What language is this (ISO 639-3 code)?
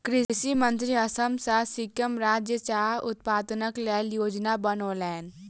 mai